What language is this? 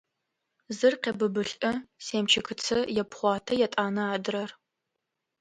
Adyghe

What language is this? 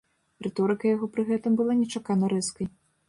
Belarusian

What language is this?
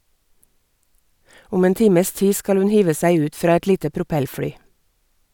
Norwegian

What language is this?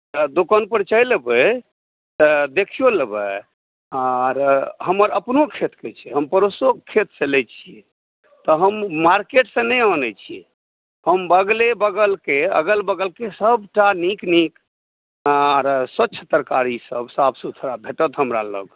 Maithili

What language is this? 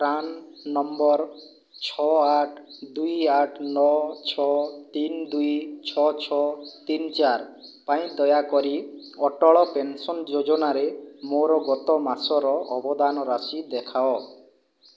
Odia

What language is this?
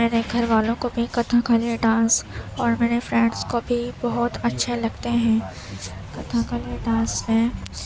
Urdu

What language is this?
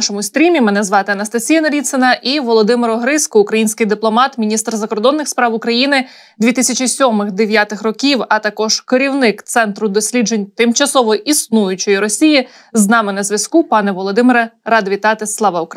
Ukrainian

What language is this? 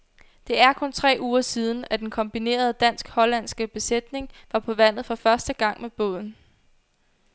Danish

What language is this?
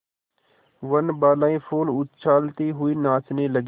Hindi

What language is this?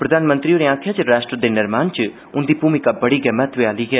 Dogri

